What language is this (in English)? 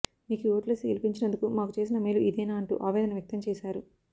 Telugu